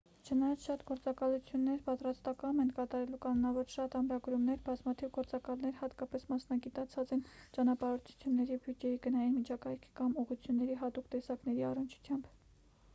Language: Armenian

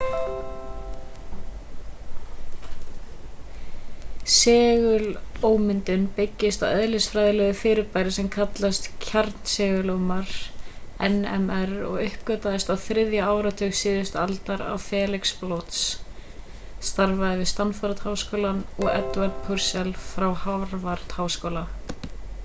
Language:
Icelandic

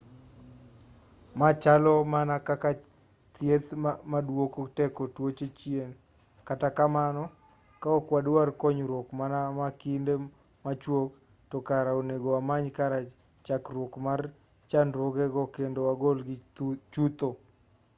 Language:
Luo (Kenya and Tanzania)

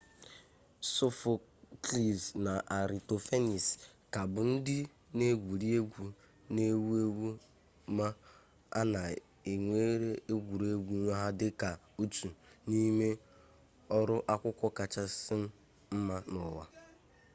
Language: Igbo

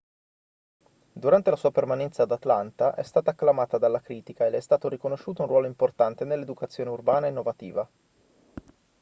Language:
Italian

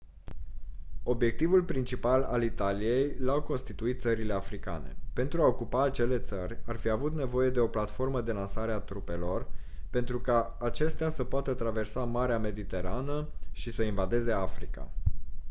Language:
Romanian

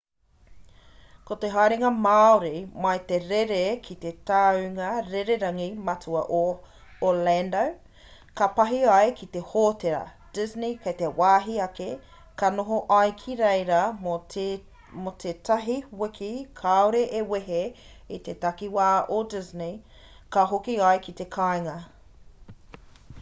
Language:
Māori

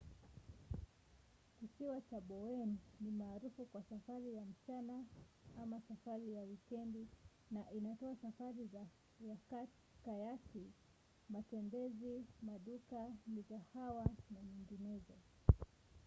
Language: Swahili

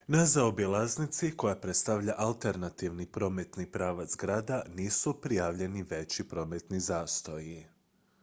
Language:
Croatian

